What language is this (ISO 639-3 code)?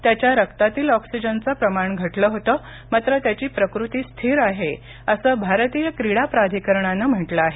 mar